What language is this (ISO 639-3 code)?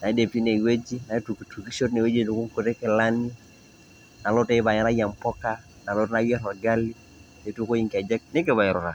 mas